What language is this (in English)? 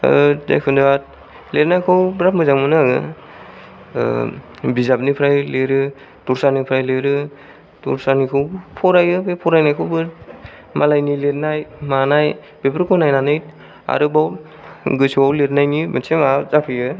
Bodo